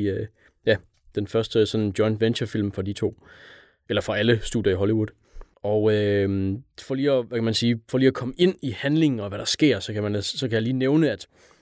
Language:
Danish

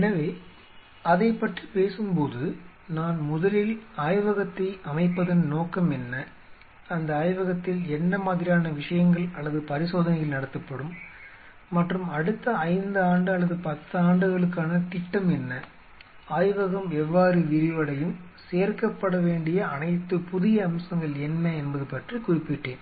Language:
Tamil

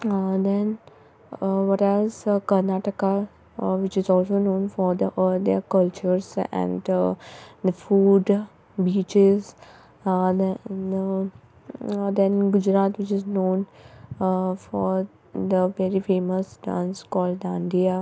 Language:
Konkani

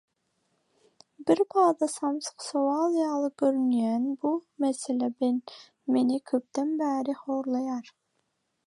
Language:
Turkmen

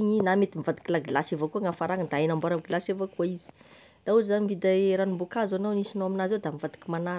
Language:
Tesaka Malagasy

